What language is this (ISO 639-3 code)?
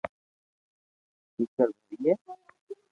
lrk